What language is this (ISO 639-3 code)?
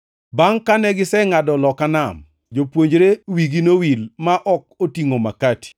luo